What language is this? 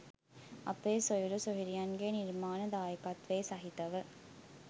Sinhala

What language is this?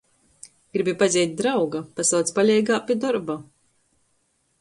Latgalian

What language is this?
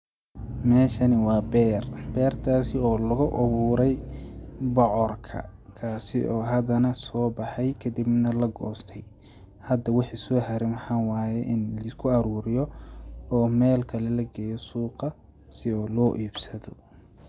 Somali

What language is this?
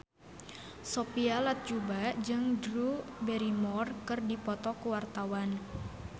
Sundanese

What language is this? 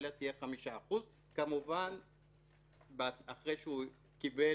Hebrew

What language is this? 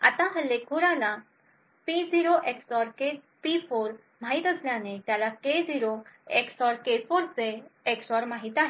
Marathi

